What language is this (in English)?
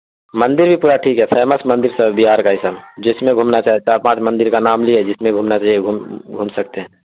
Urdu